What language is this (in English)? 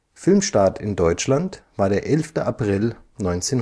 German